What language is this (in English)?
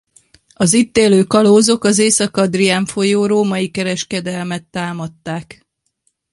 Hungarian